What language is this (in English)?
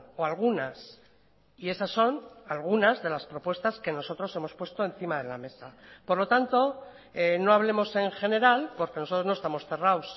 Spanish